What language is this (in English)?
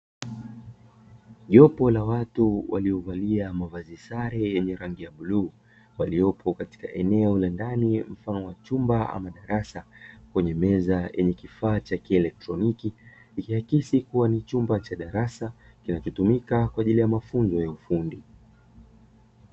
Swahili